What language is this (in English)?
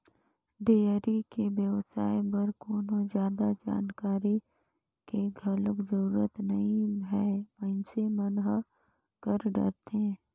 Chhattisgarhi